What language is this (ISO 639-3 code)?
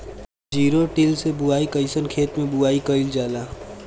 bho